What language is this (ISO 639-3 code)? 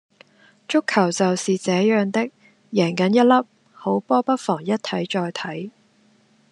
yue